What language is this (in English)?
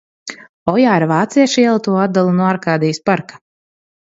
Latvian